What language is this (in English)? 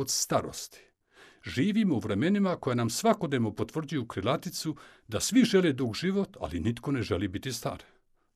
Croatian